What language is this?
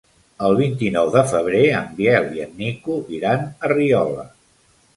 Catalan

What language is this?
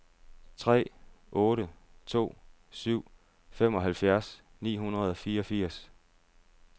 Danish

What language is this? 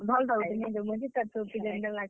Odia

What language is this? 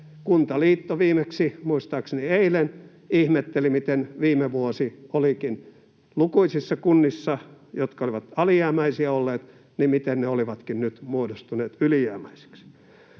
Finnish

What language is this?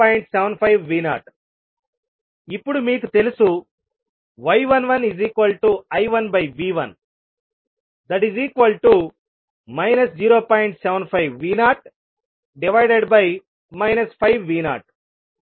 Telugu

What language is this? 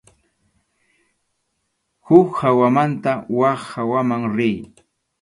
Arequipa-La Unión Quechua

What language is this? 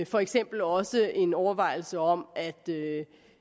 Danish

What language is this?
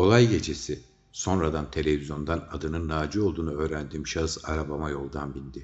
Turkish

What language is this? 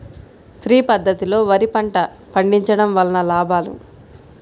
Telugu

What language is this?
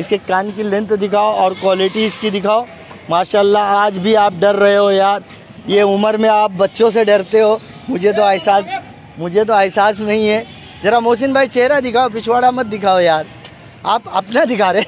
Hindi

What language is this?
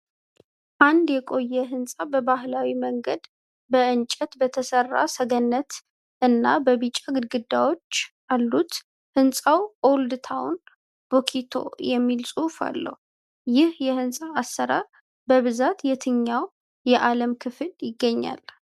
Amharic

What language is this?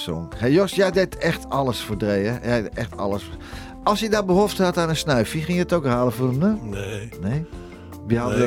Dutch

